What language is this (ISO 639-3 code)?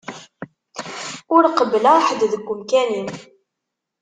kab